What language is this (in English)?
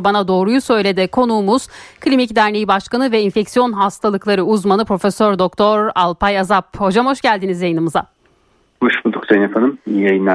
Turkish